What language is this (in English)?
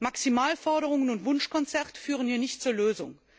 German